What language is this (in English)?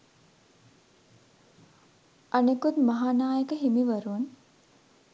Sinhala